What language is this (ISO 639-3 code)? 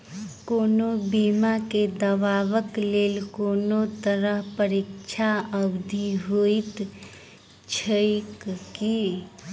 mai